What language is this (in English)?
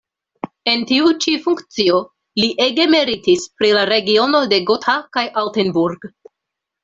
Esperanto